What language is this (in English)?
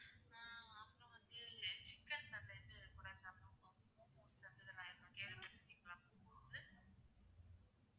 Tamil